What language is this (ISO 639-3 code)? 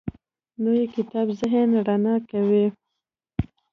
pus